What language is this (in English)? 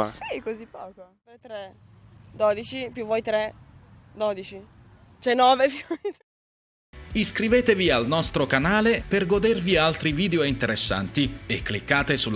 Italian